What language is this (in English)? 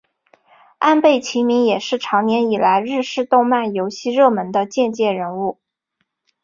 Chinese